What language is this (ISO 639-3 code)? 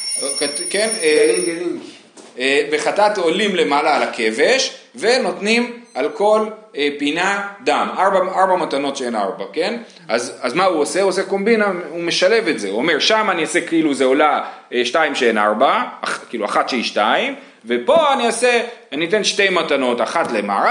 heb